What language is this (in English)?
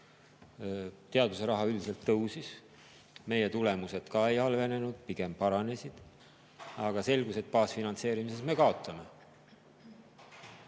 Estonian